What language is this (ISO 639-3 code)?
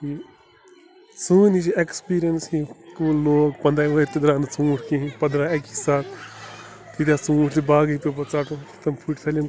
kas